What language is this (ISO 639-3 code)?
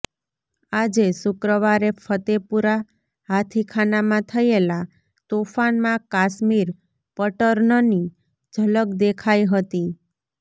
guj